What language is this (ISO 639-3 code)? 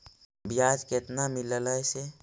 mag